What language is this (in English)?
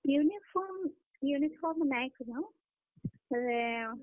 Odia